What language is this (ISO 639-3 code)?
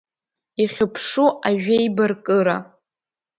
abk